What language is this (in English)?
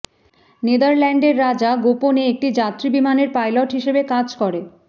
Bangla